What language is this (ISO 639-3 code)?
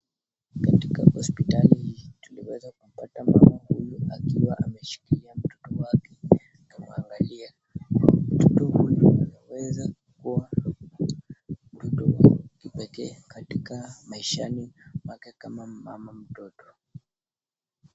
swa